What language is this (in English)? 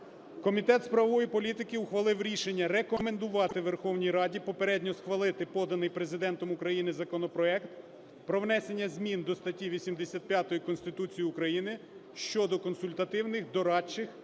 Ukrainian